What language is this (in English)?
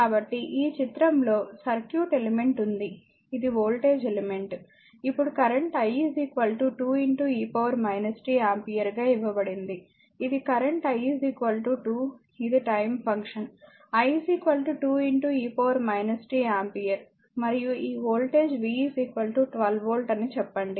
Telugu